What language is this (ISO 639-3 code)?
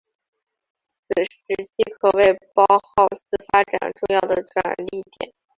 zho